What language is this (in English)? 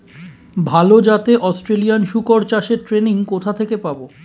Bangla